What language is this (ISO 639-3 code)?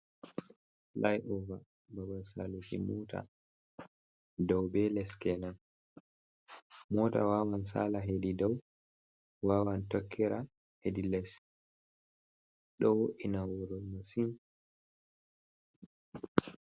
ful